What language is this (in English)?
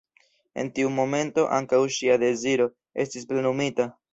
Esperanto